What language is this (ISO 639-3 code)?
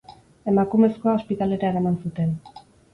eus